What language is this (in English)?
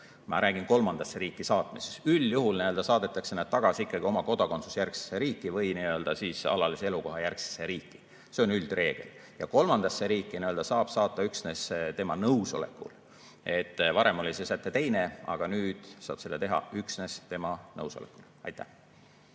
Estonian